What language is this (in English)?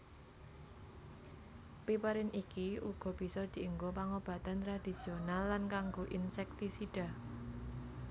Javanese